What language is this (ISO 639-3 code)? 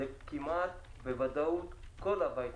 heb